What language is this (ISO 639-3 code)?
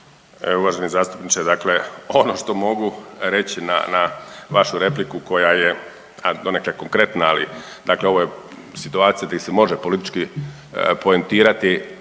hrv